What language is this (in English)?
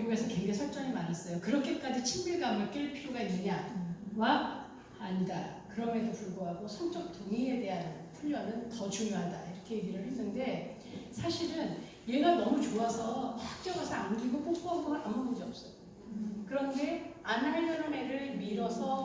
Korean